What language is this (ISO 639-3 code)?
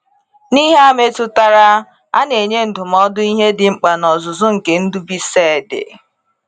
ibo